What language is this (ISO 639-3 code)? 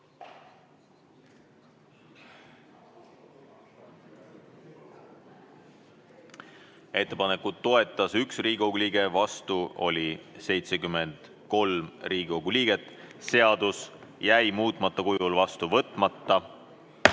est